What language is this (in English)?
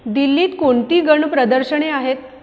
Marathi